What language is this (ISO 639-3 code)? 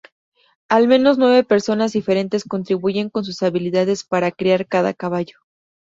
spa